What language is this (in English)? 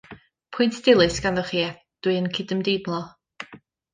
Welsh